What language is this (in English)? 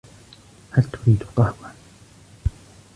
Arabic